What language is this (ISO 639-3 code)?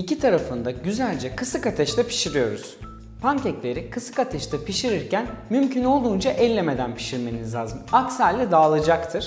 tur